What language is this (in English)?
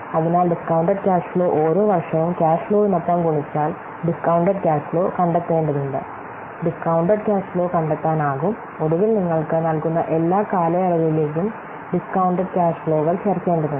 Malayalam